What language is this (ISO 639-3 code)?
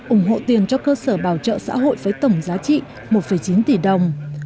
vie